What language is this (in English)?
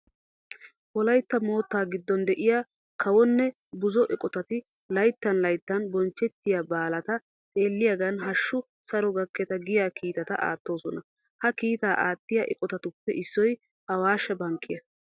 Wolaytta